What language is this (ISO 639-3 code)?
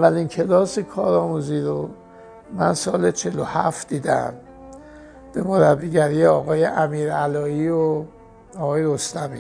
fas